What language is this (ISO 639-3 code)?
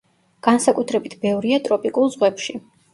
kat